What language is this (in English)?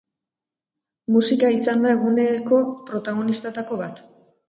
Basque